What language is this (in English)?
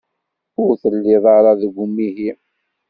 Kabyle